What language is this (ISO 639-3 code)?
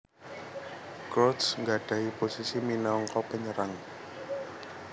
jav